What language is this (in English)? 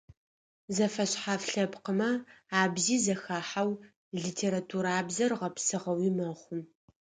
Adyghe